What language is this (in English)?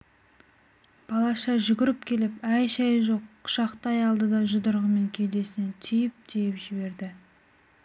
Kazakh